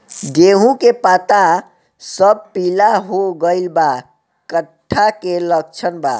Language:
Bhojpuri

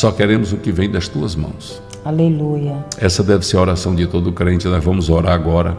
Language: Portuguese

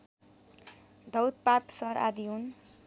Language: Nepali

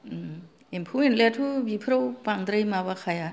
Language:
Bodo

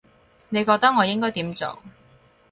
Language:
Cantonese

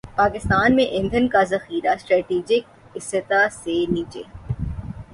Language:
Urdu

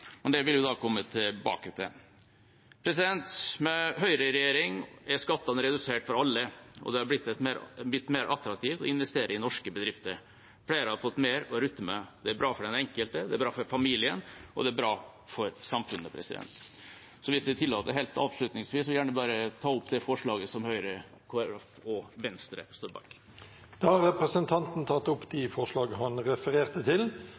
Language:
Norwegian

